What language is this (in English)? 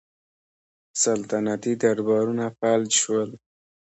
Pashto